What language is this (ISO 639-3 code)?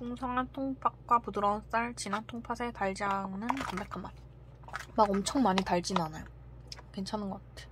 kor